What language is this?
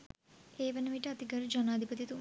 Sinhala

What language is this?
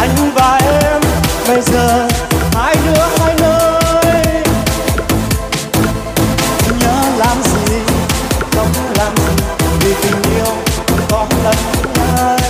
Thai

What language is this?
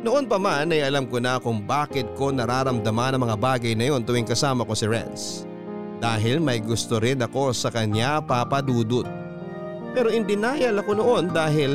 Filipino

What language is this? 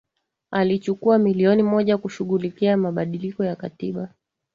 Swahili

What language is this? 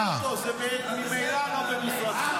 Hebrew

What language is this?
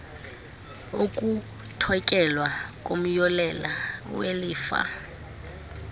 Xhosa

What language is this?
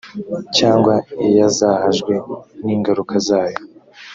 Kinyarwanda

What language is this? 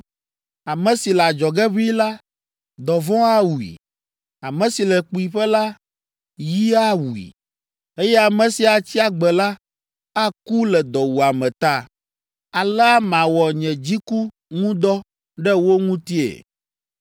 Ewe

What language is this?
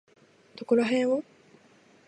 Japanese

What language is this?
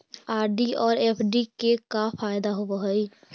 Magahi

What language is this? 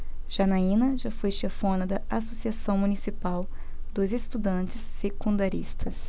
Portuguese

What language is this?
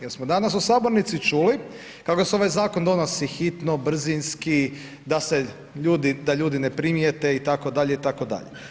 Croatian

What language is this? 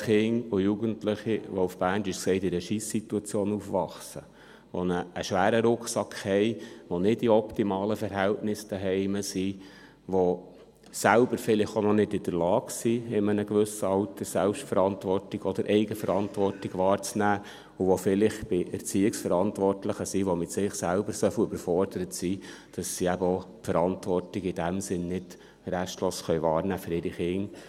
Swiss German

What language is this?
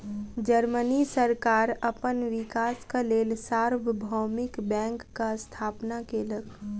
Maithili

